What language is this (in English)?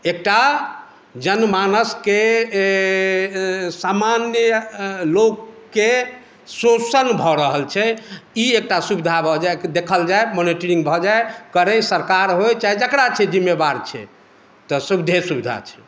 Maithili